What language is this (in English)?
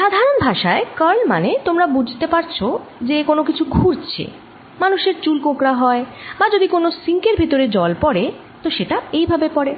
Bangla